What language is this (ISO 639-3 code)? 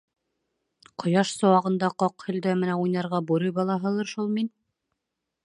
bak